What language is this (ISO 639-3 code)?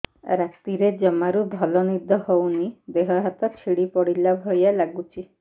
ori